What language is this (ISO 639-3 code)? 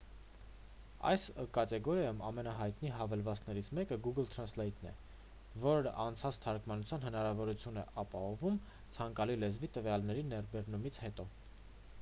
hye